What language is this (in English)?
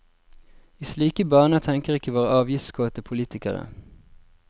Norwegian